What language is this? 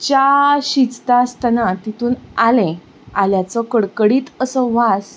Konkani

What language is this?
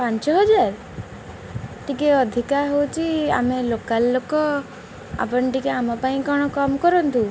Odia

